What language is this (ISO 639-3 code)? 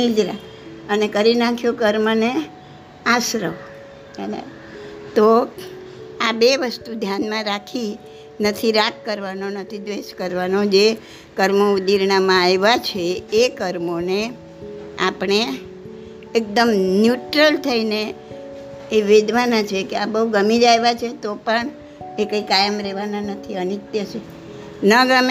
guj